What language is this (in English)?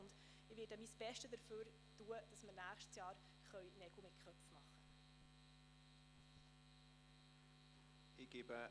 Swiss German